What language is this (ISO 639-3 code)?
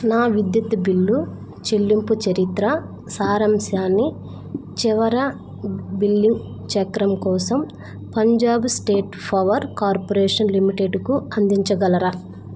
tel